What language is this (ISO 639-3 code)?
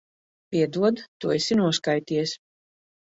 lav